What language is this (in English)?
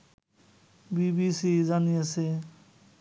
Bangla